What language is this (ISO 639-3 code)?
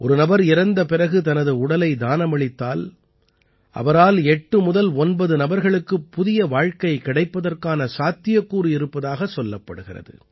tam